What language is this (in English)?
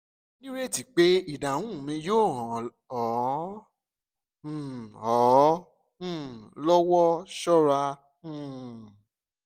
Yoruba